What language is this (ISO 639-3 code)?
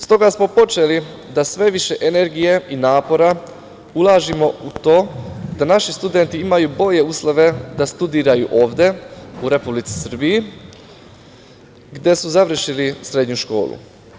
srp